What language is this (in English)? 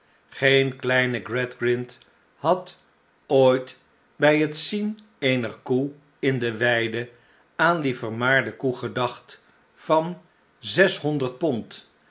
Dutch